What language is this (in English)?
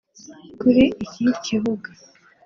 Kinyarwanda